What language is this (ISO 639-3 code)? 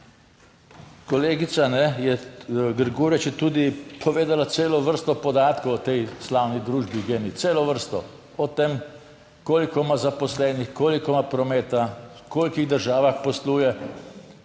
slv